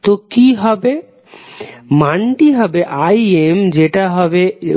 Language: Bangla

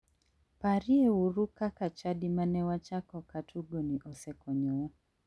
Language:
Luo (Kenya and Tanzania)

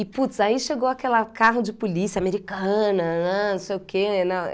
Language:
Portuguese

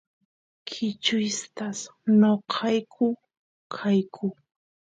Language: Santiago del Estero Quichua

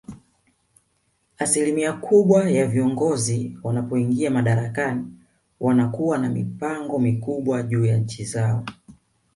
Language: Swahili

